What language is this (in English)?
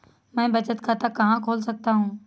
Hindi